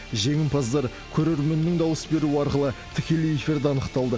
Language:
Kazakh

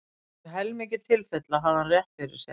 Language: Icelandic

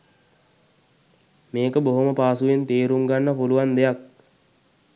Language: Sinhala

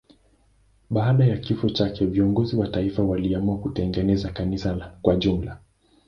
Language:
Swahili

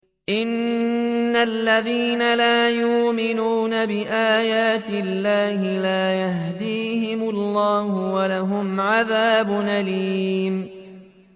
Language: Arabic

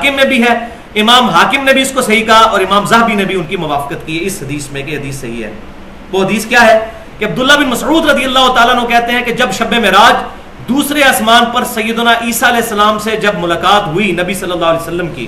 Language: Urdu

